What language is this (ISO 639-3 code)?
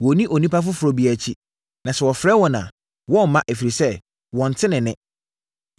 aka